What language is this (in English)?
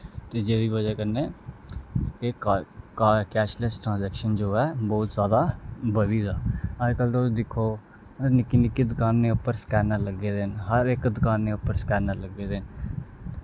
Dogri